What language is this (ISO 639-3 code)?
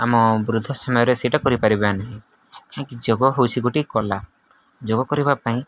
ori